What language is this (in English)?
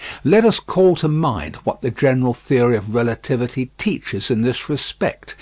English